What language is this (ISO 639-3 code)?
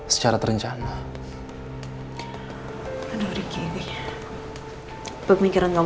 ind